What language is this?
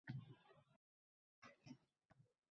Uzbek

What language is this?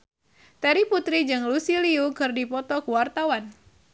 Sundanese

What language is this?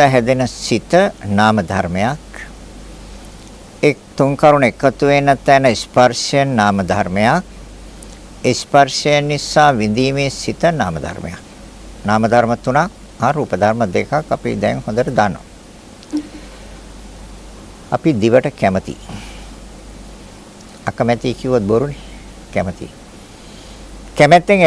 Sinhala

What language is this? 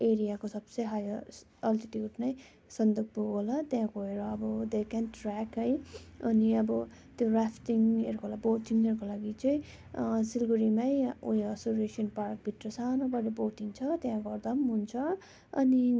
Nepali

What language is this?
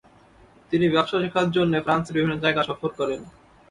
Bangla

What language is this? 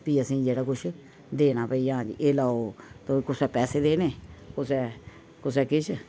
Dogri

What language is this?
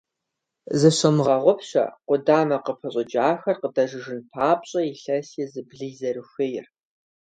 Kabardian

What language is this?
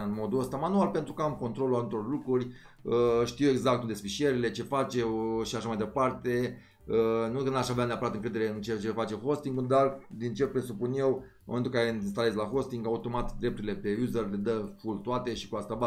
Romanian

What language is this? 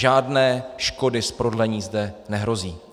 Czech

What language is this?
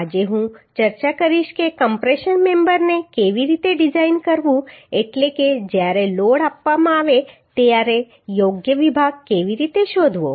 Gujarati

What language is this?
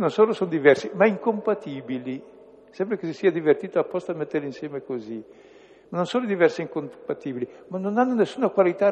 Italian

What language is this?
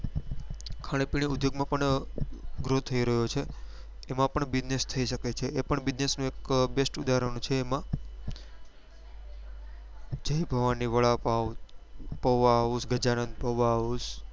Gujarati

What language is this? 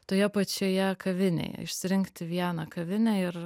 Lithuanian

